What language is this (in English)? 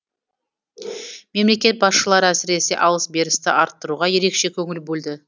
Kazakh